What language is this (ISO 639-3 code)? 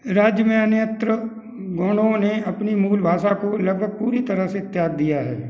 hin